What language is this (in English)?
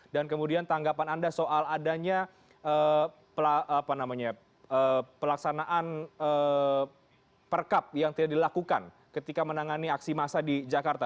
Indonesian